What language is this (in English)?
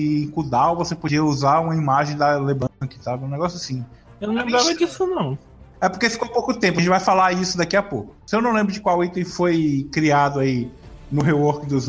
Portuguese